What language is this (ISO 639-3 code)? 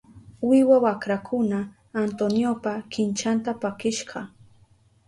qup